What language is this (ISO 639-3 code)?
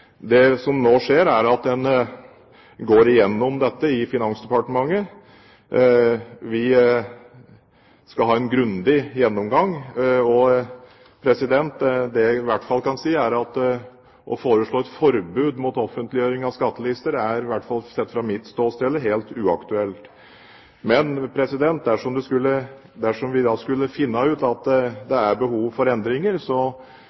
nob